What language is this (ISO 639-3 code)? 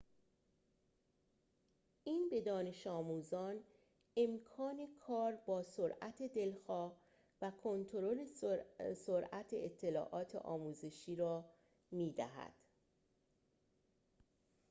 fas